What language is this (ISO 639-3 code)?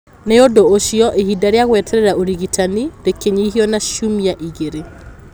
kik